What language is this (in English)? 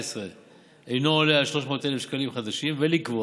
Hebrew